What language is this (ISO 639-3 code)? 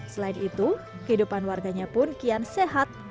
ind